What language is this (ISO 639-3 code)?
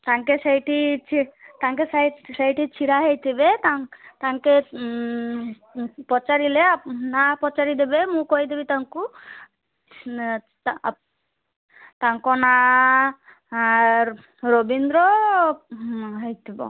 ori